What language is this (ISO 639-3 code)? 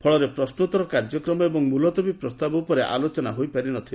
ori